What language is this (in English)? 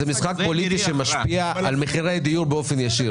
Hebrew